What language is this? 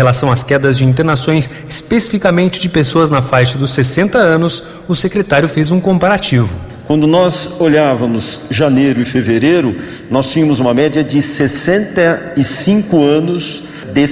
Portuguese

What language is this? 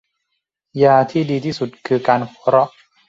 Thai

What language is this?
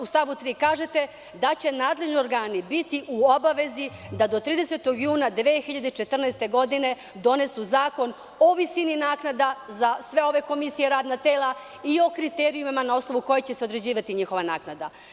Serbian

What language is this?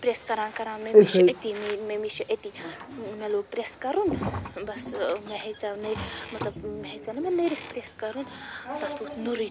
Kashmiri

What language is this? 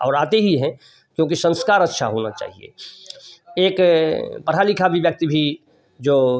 Hindi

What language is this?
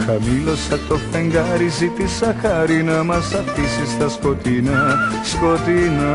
Greek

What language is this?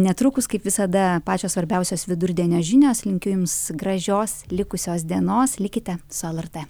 Lithuanian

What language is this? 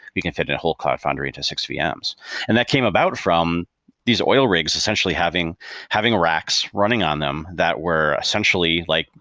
English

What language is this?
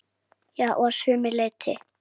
Icelandic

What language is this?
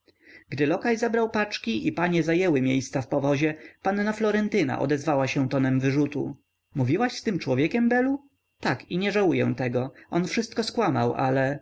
Polish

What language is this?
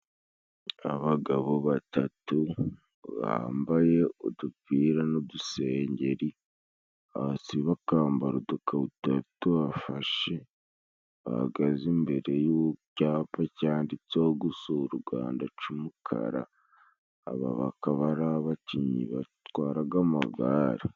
Kinyarwanda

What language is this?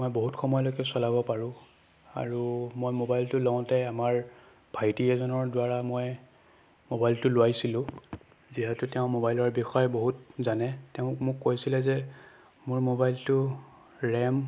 Assamese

